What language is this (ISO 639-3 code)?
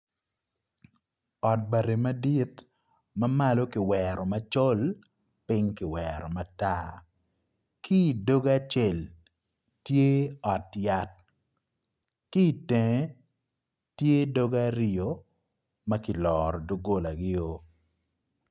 ach